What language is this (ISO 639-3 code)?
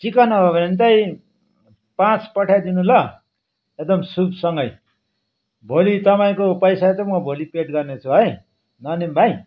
nep